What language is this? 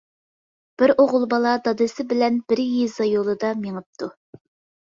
Uyghur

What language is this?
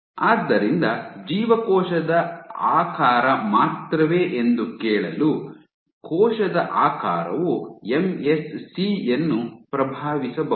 Kannada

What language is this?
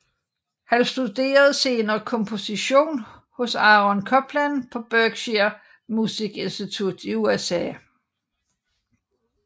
Danish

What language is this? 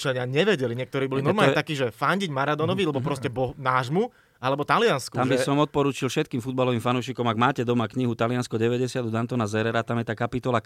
Slovak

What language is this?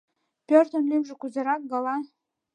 Mari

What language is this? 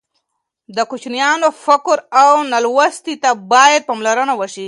Pashto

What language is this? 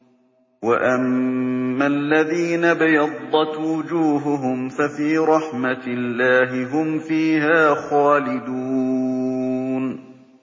Arabic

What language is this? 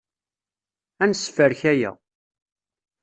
Kabyle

